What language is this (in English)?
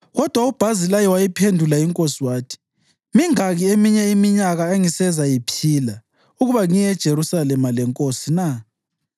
North Ndebele